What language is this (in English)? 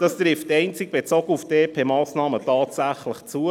Swiss German